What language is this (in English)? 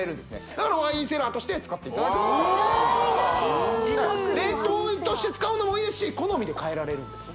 Japanese